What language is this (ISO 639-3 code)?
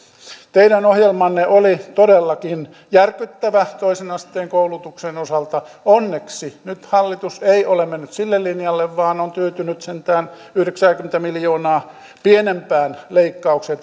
fin